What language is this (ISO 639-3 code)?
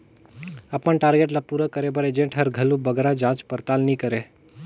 hne